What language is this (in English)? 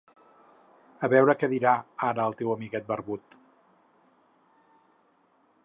Catalan